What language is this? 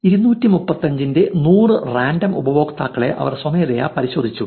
Malayalam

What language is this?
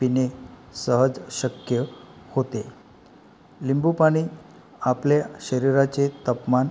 Marathi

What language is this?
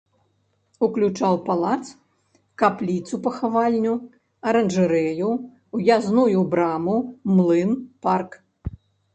Belarusian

